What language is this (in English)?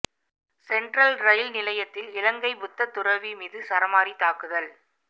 Tamil